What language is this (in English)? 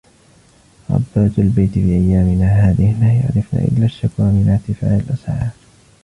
Arabic